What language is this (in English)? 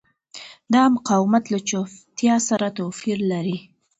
Pashto